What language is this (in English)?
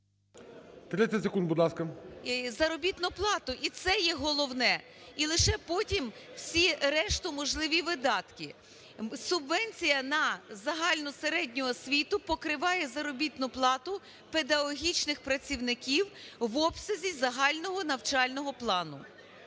Ukrainian